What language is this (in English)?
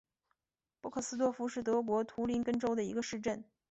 Chinese